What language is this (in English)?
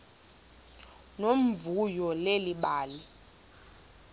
Xhosa